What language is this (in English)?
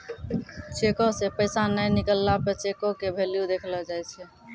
Maithili